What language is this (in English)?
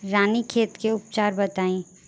Bhojpuri